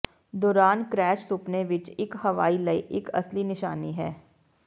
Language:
Punjabi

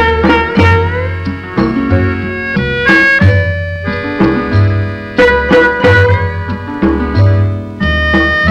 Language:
Malayalam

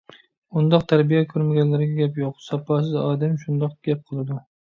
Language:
Uyghur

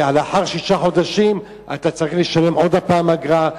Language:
Hebrew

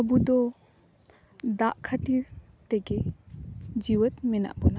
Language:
Santali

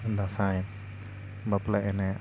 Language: Santali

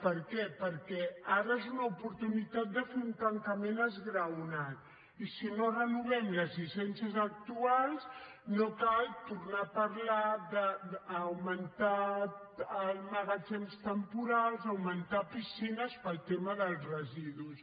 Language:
Catalan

